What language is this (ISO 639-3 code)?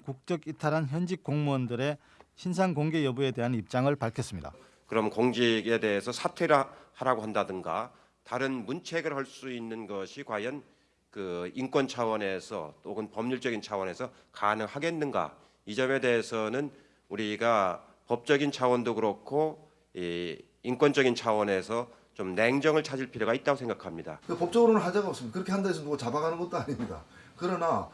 kor